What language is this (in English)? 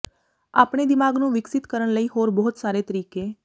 Punjabi